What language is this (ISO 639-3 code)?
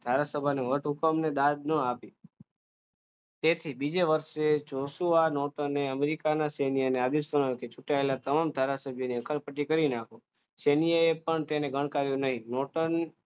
guj